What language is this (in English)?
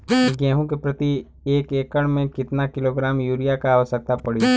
Bhojpuri